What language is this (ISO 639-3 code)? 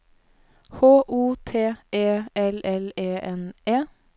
nor